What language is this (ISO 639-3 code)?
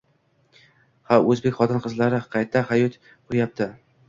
uzb